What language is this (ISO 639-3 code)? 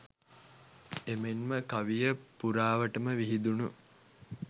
sin